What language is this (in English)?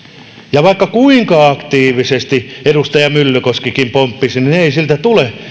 Finnish